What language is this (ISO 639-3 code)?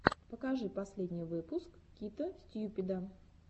rus